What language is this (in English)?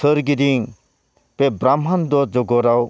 Bodo